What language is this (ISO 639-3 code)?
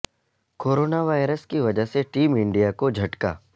urd